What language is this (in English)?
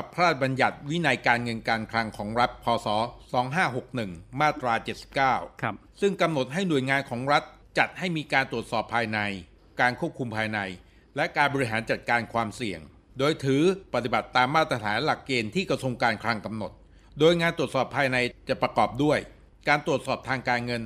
Thai